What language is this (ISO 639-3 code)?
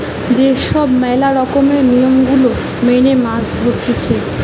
ben